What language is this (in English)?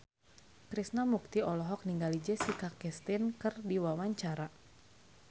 Sundanese